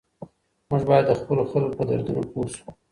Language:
Pashto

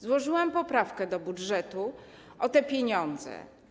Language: Polish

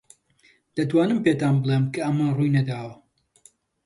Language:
Central Kurdish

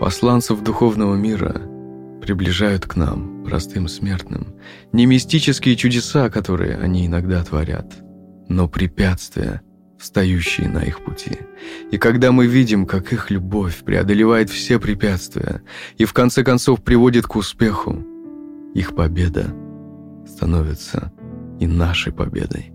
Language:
Russian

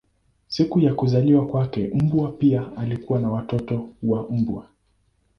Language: Swahili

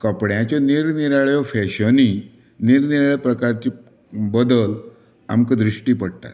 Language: Konkani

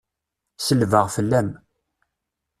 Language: Kabyle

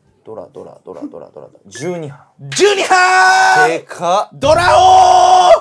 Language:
Japanese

